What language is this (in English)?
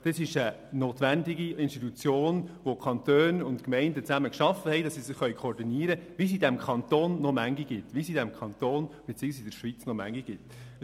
Swiss German